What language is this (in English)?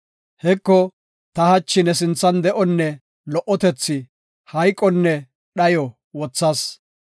Gofa